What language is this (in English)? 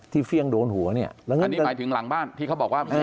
Thai